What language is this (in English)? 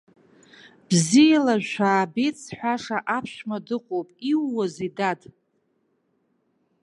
Abkhazian